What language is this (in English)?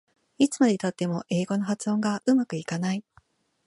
Japanese